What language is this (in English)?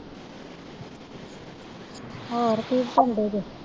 Punjabi